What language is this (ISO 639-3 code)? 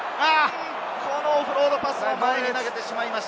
jpn